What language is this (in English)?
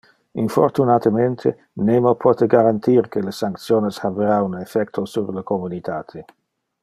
Interlingua